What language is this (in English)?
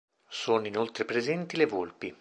Italian